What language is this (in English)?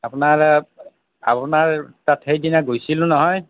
Assamese